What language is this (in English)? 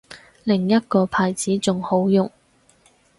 Cantonese